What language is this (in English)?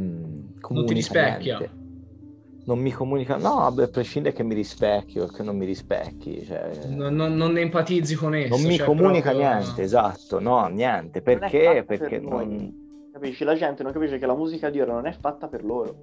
Italian